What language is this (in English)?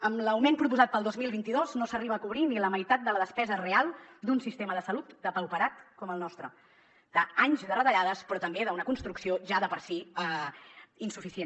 Catalan